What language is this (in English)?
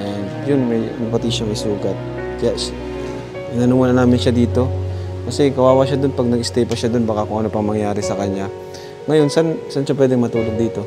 Filipino